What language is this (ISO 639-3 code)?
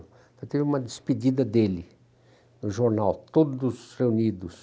por